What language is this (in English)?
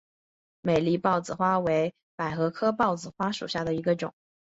Chinese